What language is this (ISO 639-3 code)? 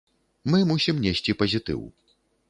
bel